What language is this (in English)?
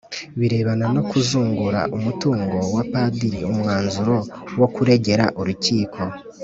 Kinyarwanda